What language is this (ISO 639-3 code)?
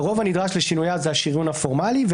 heb